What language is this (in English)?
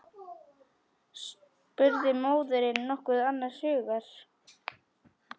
Icelandic